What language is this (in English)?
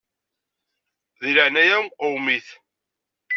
Kabyle